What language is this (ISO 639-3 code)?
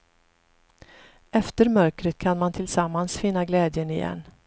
swe